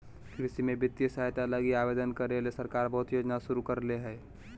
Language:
Magahi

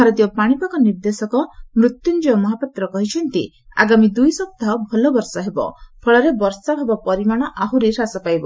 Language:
Odia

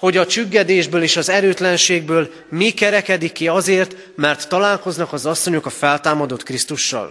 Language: Hungarian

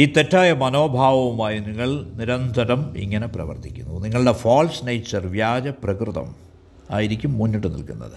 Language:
Malayalam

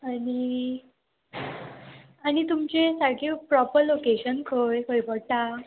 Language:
Konkani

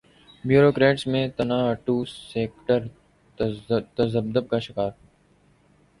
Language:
Urdu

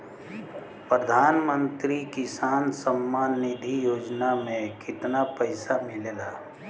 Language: Bhojpuri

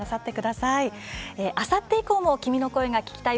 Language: Japanese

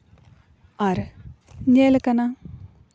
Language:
Santali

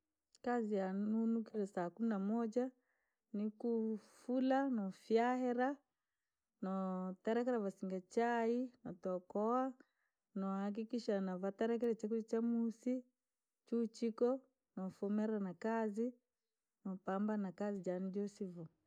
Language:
Langi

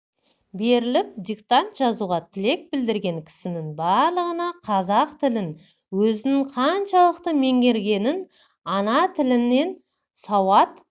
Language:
Kazakh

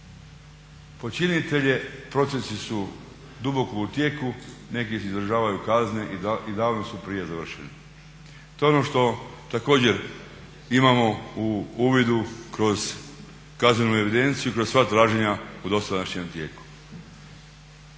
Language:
Croatian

